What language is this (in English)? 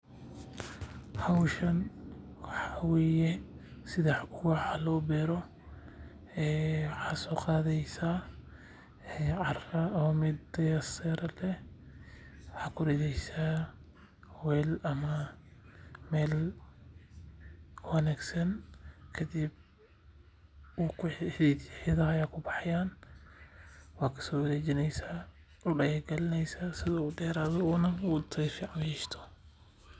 Somali